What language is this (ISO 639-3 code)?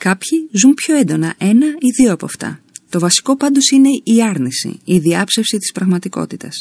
ell